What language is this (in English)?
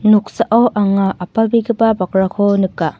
Garo